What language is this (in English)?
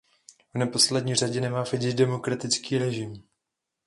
Czech